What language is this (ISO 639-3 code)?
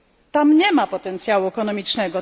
pol